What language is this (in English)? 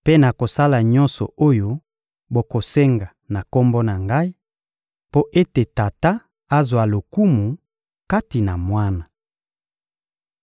Lingala